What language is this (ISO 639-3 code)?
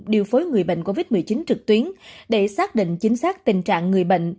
vie